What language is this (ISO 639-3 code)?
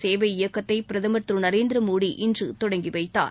tam